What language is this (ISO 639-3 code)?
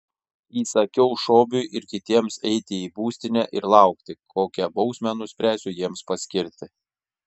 lit